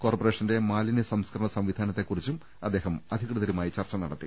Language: Malayalam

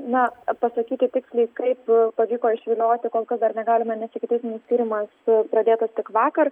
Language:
Lithuanian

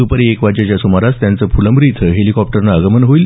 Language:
Marathi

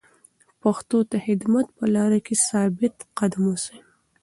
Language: Pashto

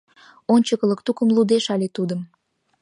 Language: Mari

